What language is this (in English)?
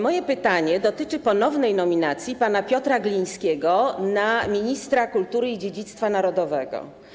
Polish